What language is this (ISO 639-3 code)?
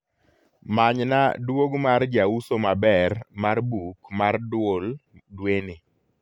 luo